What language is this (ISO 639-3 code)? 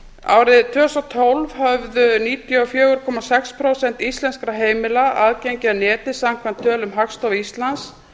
isl